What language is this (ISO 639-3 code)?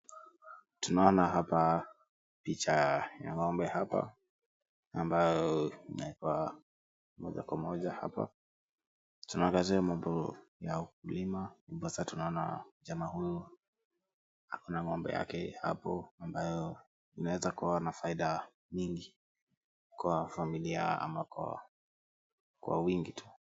swa